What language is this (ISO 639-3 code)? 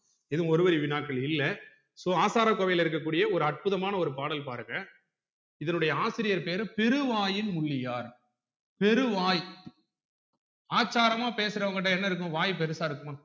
tam